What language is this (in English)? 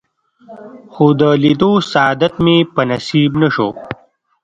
Pashto